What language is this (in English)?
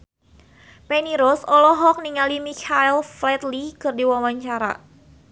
Sundanese